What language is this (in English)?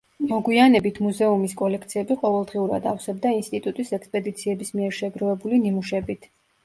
Georgian